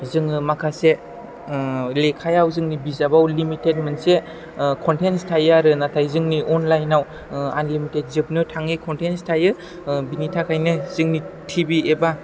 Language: Bodo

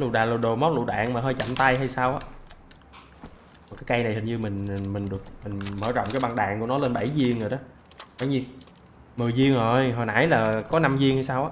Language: Vietnamese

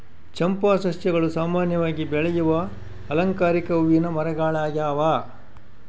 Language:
Kannada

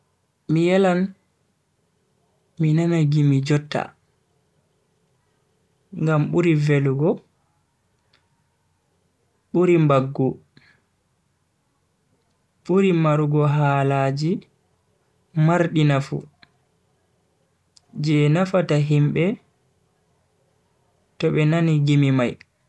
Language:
Bagirmi Fulfulde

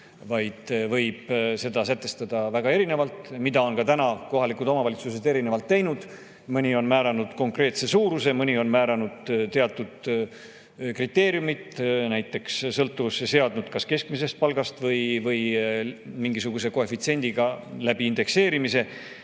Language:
Estonian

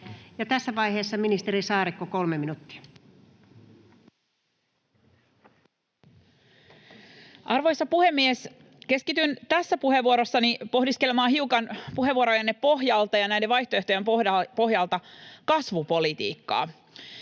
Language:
Finnish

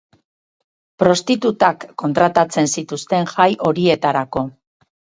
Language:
Basque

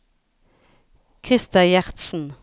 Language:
Norwegian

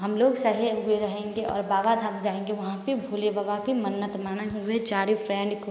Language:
Hindi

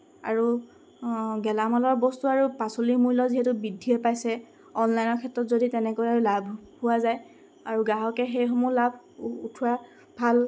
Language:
Assamese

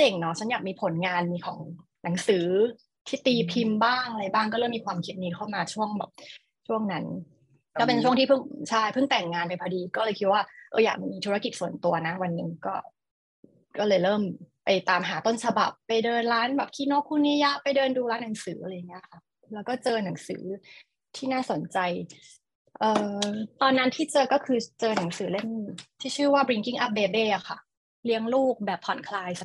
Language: Thai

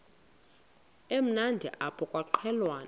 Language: Xhosa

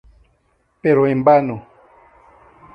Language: Spanish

